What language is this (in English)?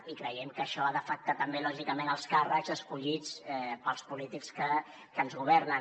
Catalan